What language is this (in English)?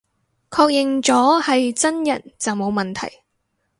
Cantonese